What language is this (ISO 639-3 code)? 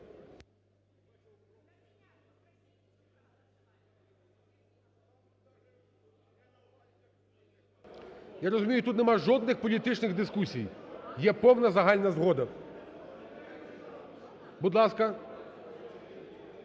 ukr